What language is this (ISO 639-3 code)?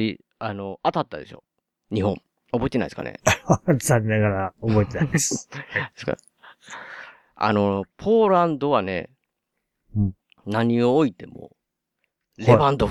jpn